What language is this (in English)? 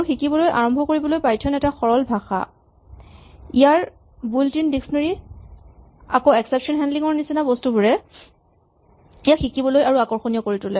Assamese